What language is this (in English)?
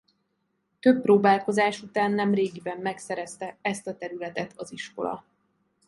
Hungarian